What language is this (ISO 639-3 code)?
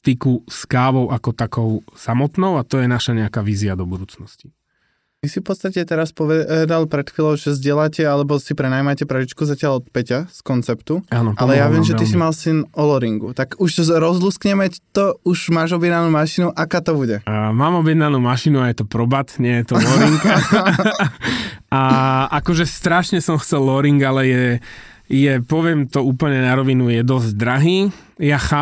slk